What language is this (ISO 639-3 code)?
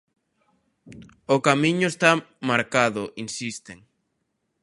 glg